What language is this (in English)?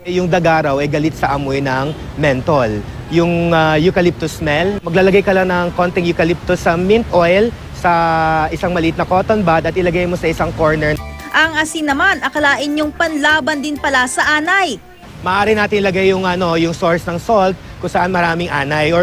Filipino